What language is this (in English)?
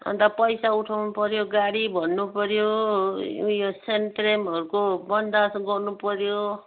Nepali